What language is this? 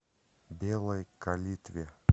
Russian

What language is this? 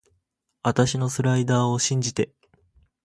Japanese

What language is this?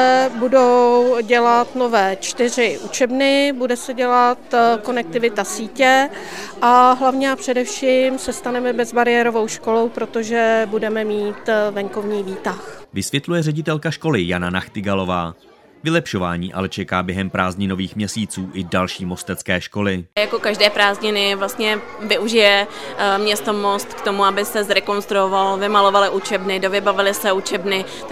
Czech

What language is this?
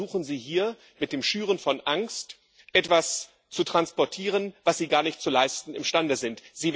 German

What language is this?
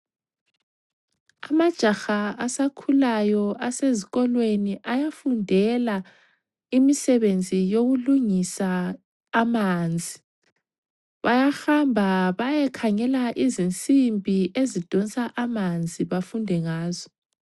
North Ndebele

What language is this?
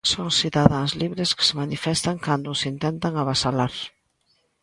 Galician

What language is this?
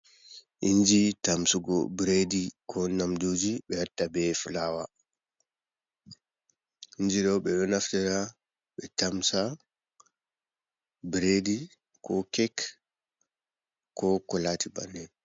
Fula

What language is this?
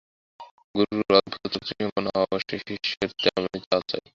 Bangla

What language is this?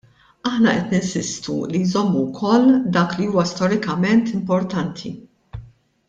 Maltese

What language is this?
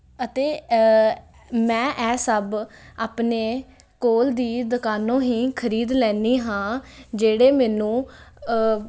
Punjabi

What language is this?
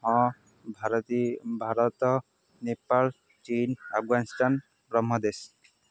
Odia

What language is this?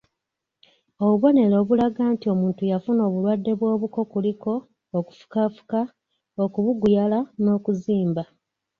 Ganda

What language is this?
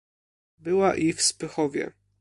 Polish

